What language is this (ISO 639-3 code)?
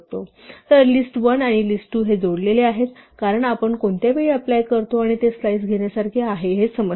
mar